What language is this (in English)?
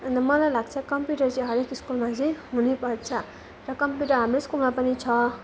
Nepali